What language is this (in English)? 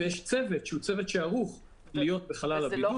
Hebrew